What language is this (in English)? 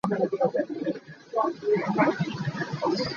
Hakha Chin